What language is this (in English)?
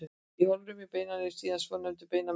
Icelandic